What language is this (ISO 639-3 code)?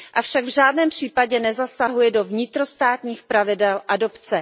ces